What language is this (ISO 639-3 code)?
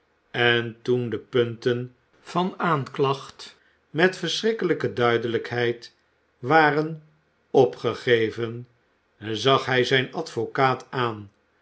nld